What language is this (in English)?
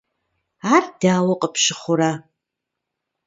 Kabardian